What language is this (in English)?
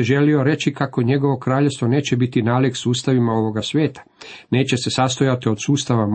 Croatian